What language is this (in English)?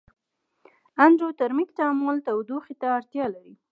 Pashto